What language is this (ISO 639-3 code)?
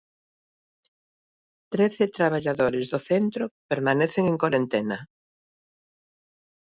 glg